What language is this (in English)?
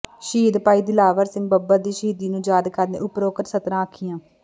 Punjabi